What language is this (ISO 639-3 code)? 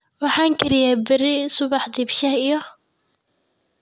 som